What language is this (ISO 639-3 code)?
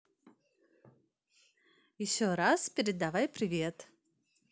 rus